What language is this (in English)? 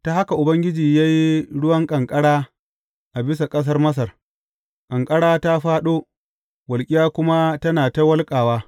Hausa